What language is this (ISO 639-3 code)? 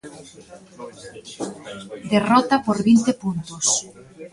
glg